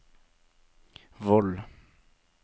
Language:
Norwegian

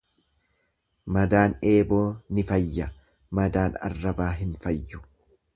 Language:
Oromo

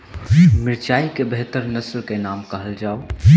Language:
Maithili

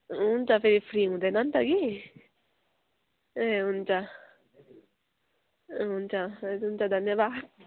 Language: Nepali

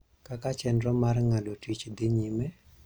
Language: Luo (Kenya and Tanzania)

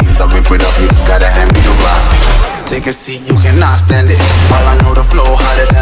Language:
English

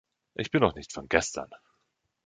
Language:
German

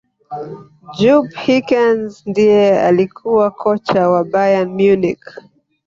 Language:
Swahili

